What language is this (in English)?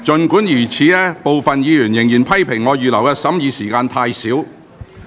Cantonese